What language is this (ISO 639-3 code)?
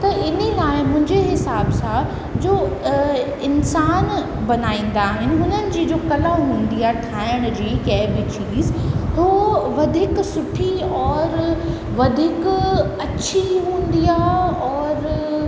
snd